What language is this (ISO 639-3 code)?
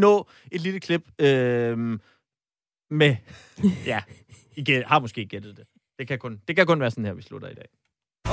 dan